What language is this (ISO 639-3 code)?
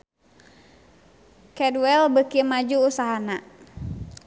sun